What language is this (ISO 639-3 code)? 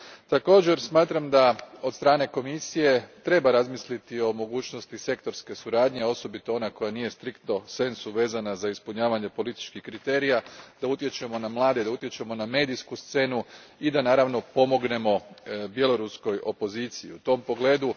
hrv